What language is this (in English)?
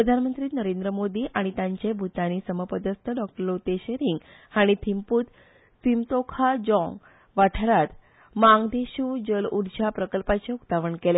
Konkani